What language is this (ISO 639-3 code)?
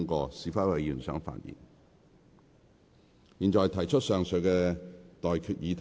yue